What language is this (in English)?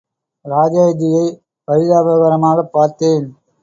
Tamil